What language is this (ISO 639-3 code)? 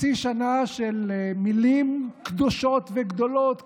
heb